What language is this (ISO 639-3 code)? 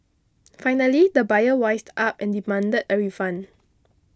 eng